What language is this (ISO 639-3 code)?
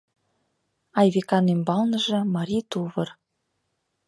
chm